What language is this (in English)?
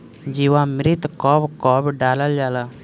Bhojpuri